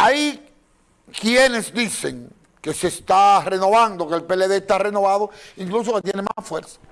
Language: Spanish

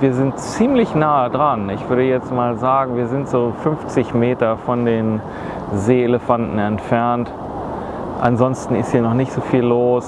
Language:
German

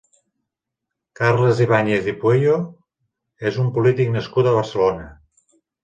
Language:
Catalan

